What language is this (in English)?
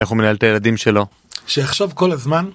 Hebrew